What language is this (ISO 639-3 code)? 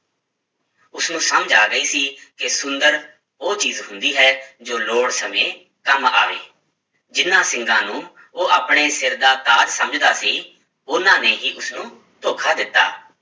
pan